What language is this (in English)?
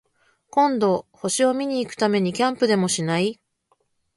Japanese